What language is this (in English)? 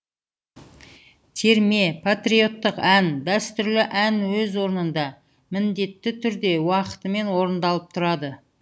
Kazakh